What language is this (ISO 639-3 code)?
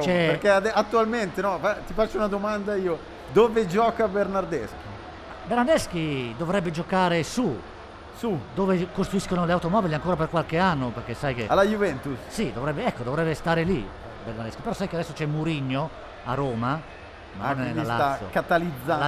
ita